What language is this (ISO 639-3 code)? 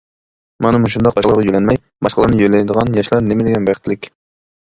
uig